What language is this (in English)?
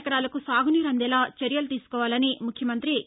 Telugu